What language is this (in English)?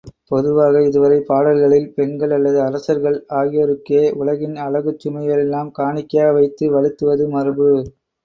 Tamil